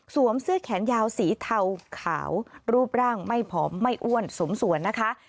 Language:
Thai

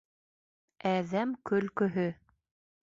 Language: Bashkir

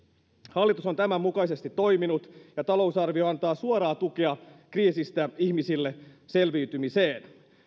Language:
Finnish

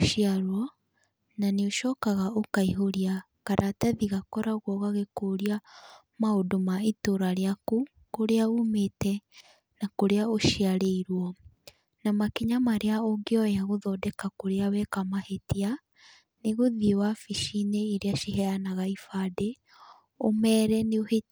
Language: Kikuyu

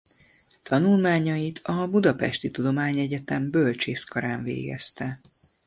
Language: Hungarian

